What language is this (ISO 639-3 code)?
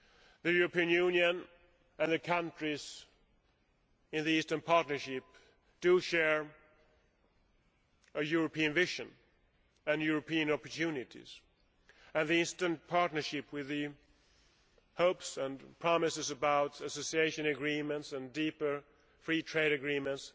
eng